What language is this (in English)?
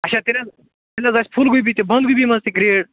Kashmiri